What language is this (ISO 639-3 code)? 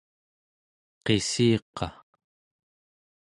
esu